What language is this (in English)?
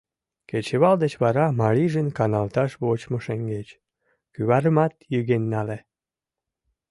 Mari